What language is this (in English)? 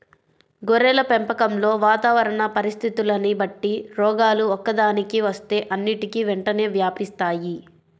Telugu